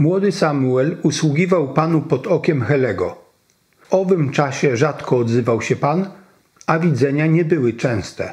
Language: Polish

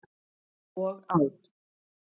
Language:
Icelandic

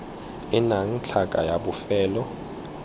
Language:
Tswana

